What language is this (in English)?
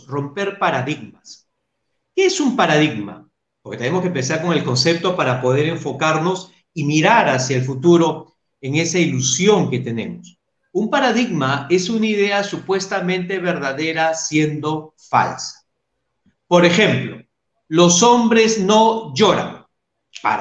Spanish